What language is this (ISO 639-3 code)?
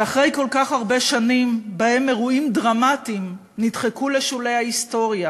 heb